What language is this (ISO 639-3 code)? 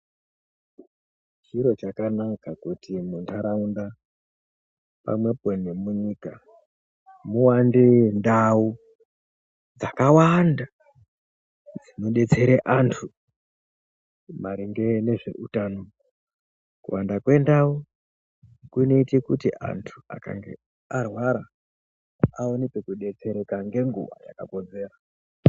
ndc